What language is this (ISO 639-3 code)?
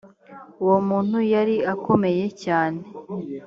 kin